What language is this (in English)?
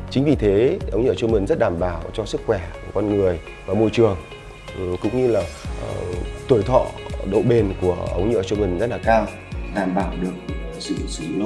Vietnamese